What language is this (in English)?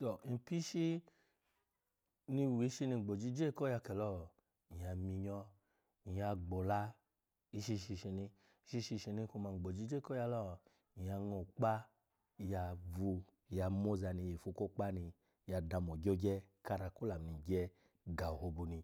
Alago